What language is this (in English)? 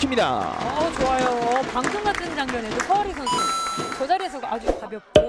Korean